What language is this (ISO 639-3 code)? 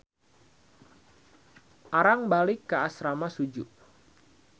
sun